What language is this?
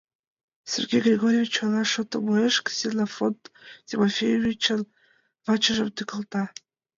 Mari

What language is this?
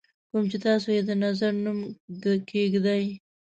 Pashto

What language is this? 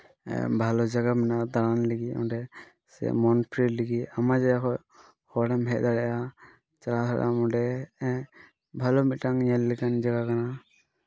Santali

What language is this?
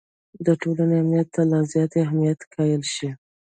Pashto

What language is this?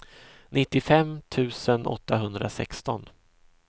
Swedish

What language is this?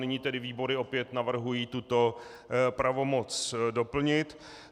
Czech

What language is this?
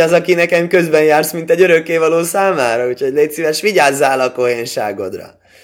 Hungarian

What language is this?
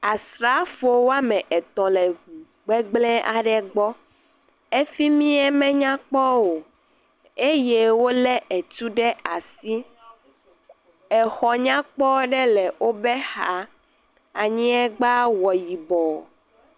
Ewe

